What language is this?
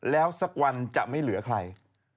Thai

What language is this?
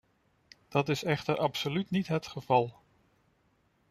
Dutch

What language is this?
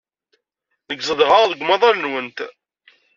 Kabyle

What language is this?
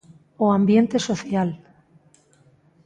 Galician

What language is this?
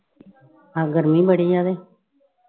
Punjabi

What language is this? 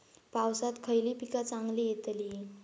Marathi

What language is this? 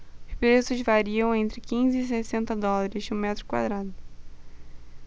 Portuguese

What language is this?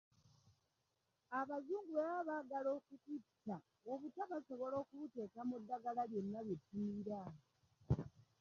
Ganda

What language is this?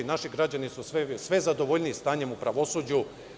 Serbian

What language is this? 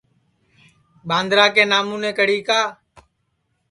Sansi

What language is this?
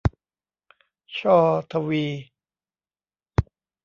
Thai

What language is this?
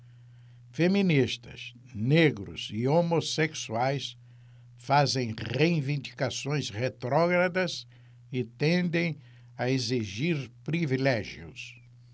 Portuguese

